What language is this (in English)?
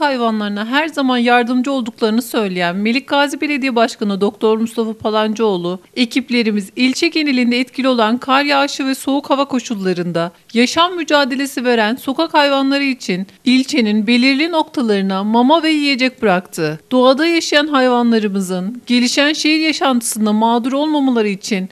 Turkish